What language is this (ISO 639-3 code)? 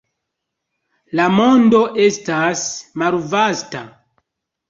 epo